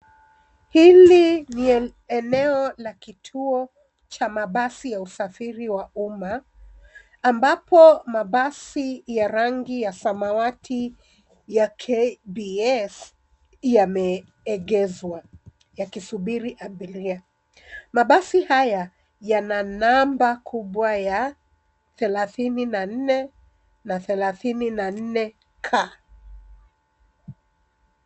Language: Swahili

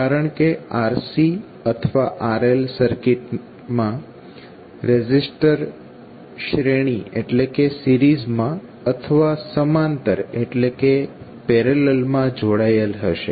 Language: Gujarati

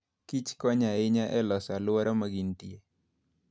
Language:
Luo (Kenya and Tanzania)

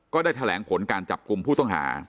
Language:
Thai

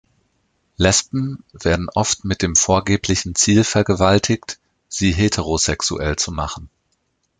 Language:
German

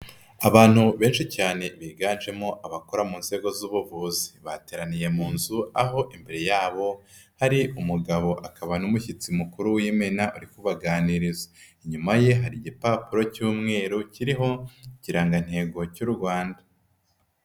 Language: Kinyarwanda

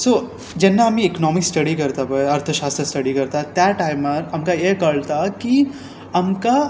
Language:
Konkani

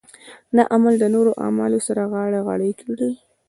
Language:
Pashto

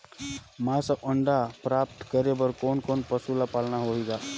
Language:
Chhattisgarhi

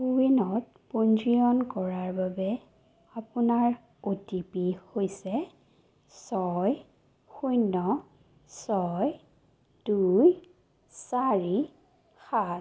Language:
Assamese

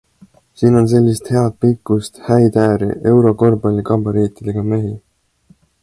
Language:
Estonian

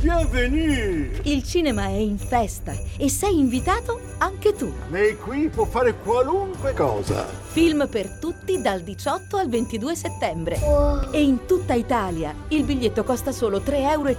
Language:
Italian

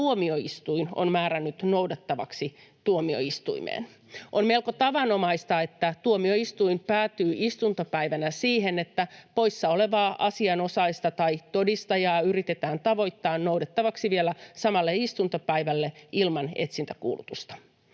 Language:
Finnish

